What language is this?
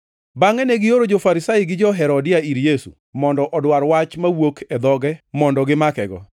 Luo (Kenya and Tanzania)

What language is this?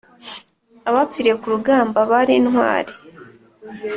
Kinyarwanda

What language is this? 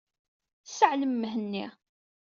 Kabyle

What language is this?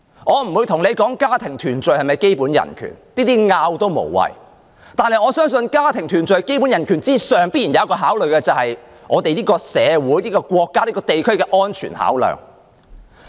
Cantonese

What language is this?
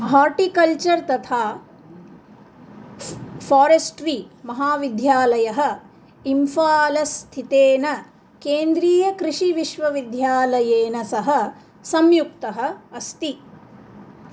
Sanskrit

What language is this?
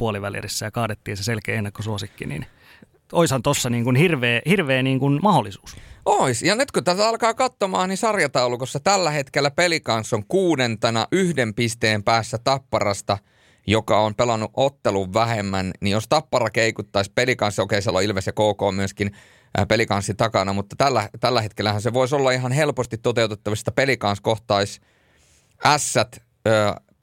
Finnish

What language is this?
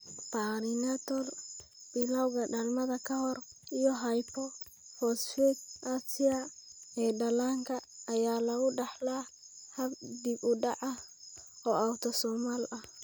Somali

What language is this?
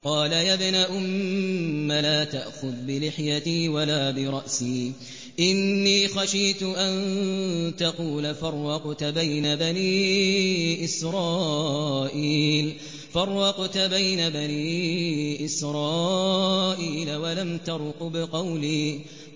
Arabic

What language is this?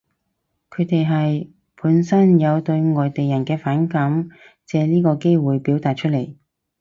Cantonese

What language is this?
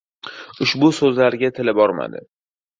Uzbek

